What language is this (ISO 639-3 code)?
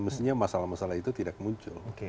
ind